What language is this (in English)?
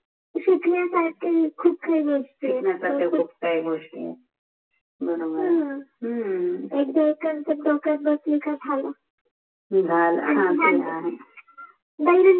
Marathi